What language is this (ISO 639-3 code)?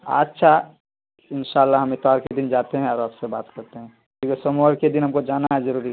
urd